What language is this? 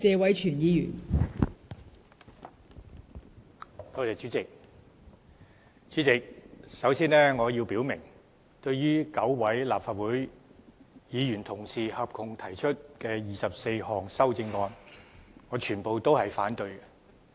Cantonese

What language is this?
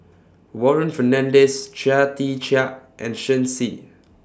English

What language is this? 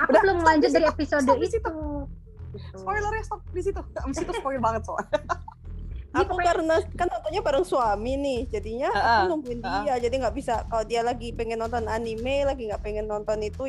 Indonesian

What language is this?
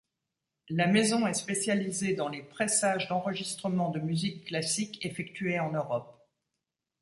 French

